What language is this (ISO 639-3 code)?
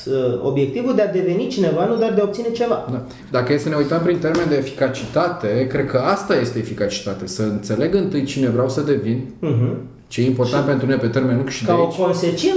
ron